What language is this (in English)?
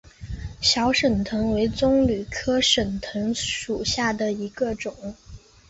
Chinese